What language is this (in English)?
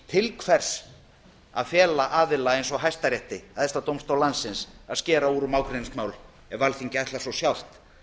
Icelandic